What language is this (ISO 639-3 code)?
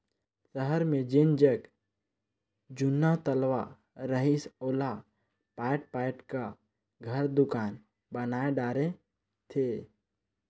hne